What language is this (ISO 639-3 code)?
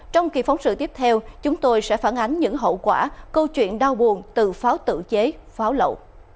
vie